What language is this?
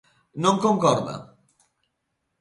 Galician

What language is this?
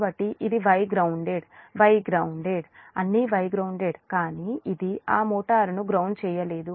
Telugu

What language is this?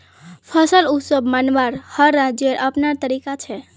Magahi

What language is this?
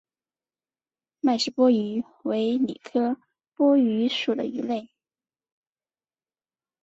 Chinese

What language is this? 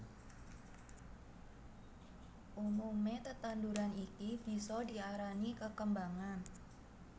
Javanese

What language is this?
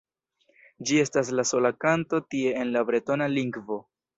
Esperanto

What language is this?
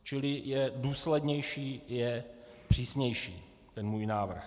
Czech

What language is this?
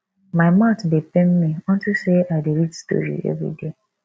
Nigerian Pidgin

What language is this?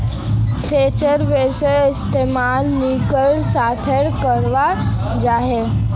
Magahi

